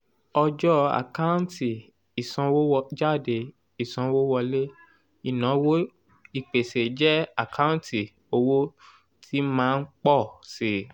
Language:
Yoruba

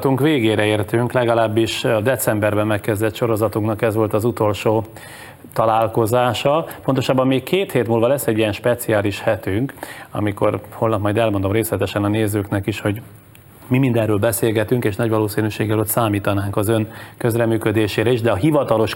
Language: Hungarian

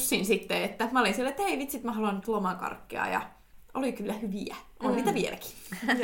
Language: Finnish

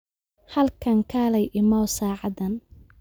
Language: Somali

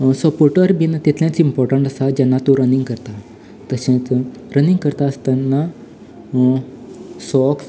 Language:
Konkani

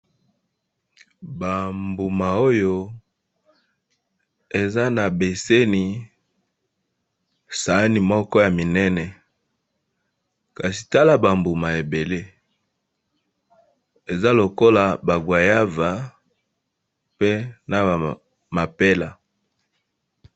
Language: Lingala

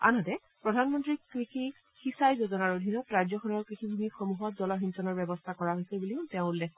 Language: Assamese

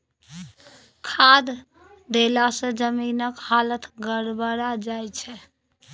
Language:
Maithili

